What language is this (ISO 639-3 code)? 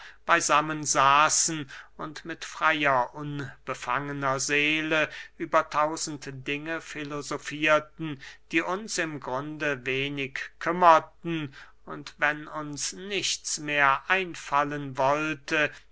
deu